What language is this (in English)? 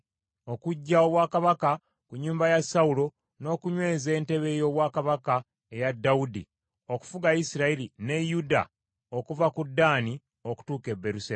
Ganda